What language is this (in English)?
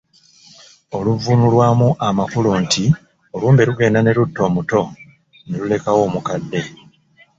Ganda